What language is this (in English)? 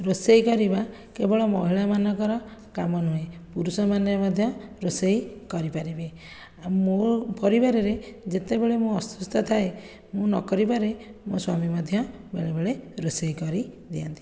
Odia